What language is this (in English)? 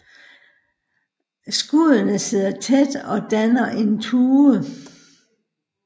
Danish